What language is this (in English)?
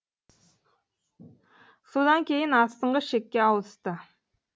Kazakh